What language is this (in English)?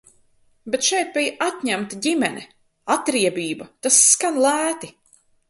Latvian